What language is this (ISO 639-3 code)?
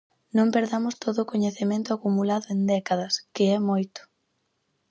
glg